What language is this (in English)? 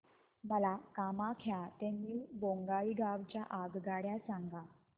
Marathi